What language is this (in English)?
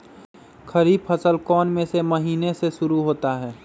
Magahi